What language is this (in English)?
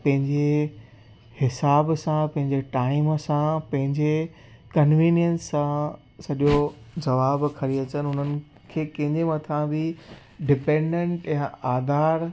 Sindhi